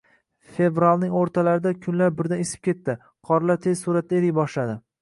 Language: Uzbek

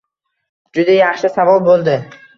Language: Uzbek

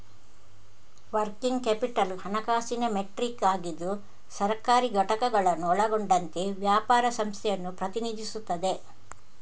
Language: Kannada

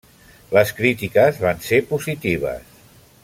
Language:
Catalan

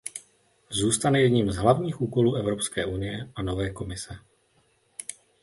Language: Czech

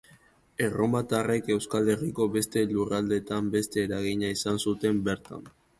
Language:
Basque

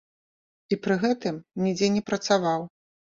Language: Belarusian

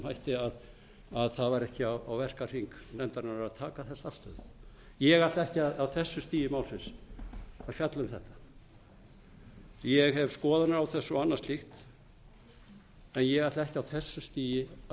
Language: Icelandic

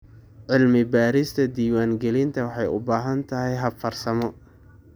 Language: Somali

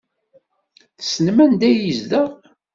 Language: Kabyle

